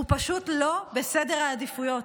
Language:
Hebrew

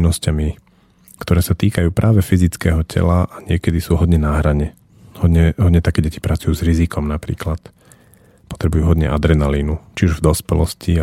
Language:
Slovak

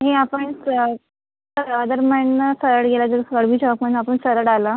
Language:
Marathi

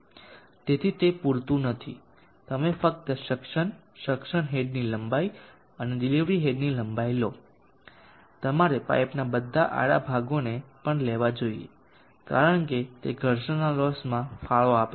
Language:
Gujarati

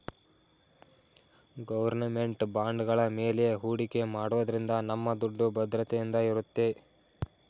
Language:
Kannada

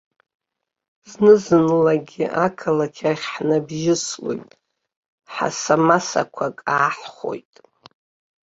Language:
Abkhazian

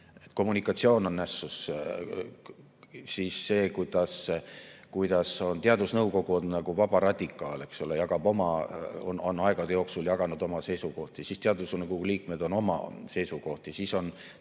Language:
Estonian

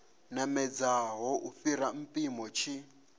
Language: Venda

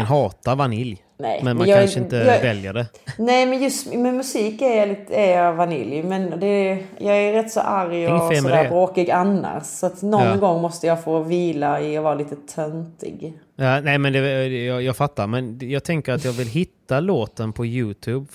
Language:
Swedish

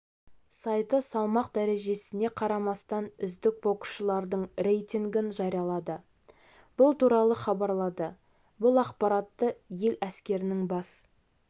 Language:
Kazakh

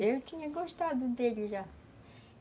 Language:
Portuguese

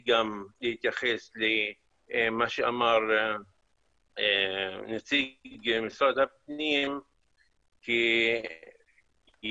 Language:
Hebrew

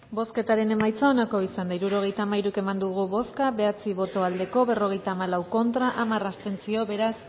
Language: Basque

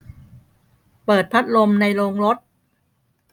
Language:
Thai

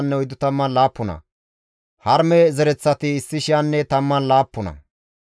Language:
Gamo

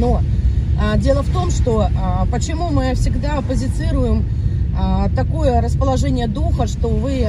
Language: Russian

